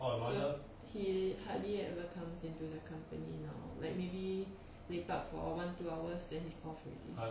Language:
English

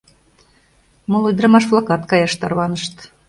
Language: Mari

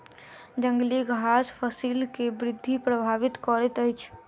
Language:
Maithili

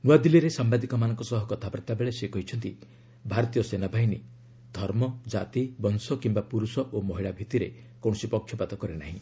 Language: Odia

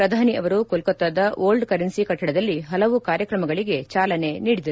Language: Kannada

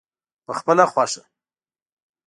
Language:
Pashto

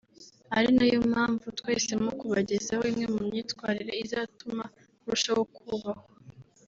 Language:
Kinyarwanda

